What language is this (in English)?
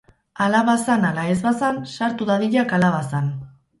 Basque